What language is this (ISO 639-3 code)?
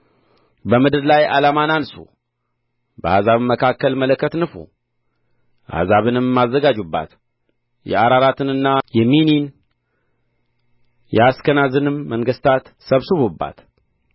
amh